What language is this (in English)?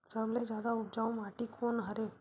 Chhattisgarhi